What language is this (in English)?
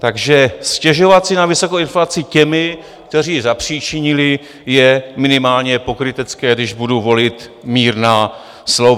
Czech